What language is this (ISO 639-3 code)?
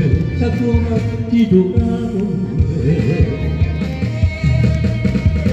kor